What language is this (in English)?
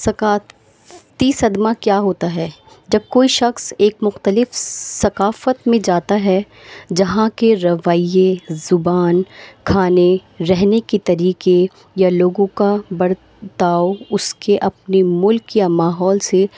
Urdu